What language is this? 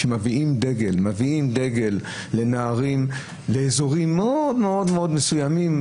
Hebrew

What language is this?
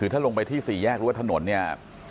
Thai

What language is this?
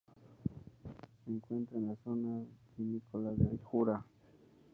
Spanish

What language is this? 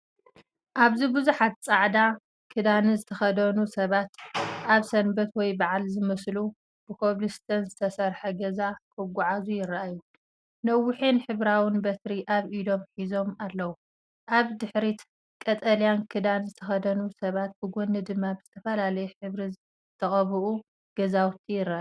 Tigrinya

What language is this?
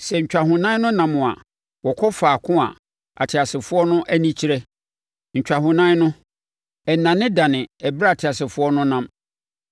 Akan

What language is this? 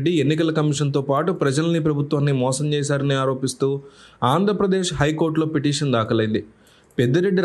Telugu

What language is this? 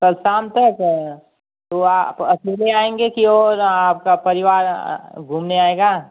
Hindi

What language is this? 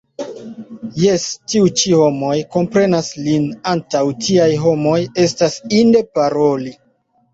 Esperanto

